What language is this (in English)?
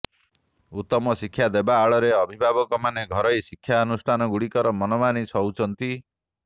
Odia